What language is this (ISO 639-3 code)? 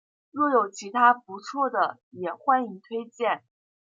zho